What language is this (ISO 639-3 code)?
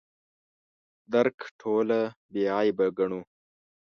pus